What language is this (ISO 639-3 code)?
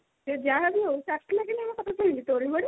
ori